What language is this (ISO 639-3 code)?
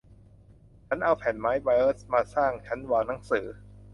tha